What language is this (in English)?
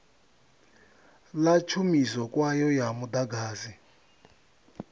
Venda